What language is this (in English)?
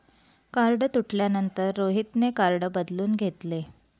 Marathi